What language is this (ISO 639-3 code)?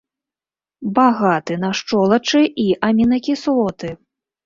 bel